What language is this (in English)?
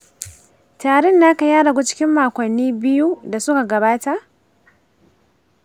Hausa